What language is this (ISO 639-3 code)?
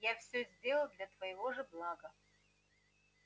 rus